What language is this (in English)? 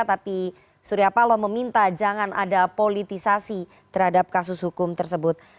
Indonesian